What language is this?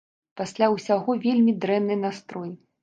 Belarusian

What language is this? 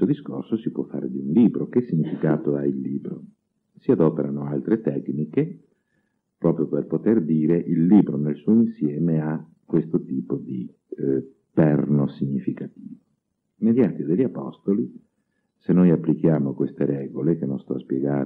Italian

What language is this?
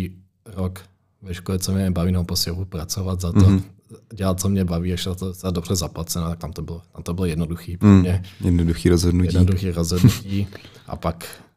Czech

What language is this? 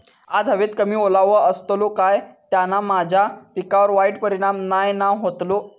Marathi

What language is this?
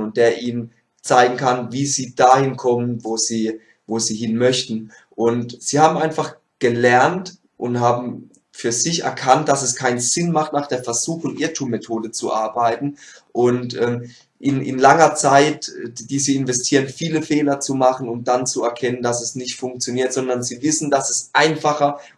German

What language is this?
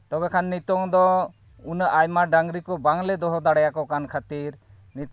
Santali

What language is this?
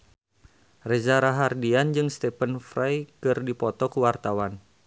Sundanese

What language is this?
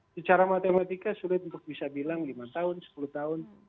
Indonesian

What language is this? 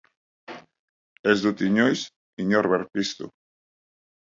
Basque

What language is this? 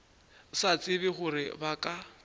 Northern Sotho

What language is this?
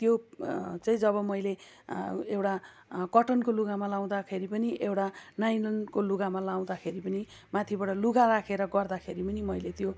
Nepali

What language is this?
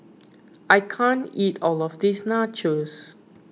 English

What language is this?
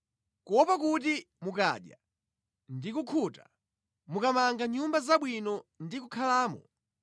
Nyanja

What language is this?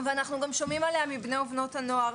Hebrew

